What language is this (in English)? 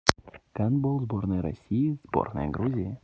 Russian